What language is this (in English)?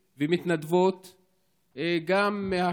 Hebrew